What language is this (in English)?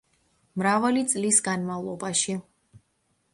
Georgian